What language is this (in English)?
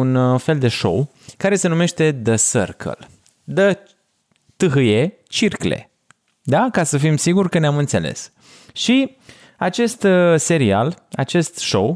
Romanian